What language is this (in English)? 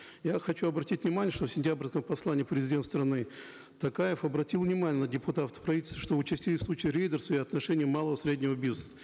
Kazakh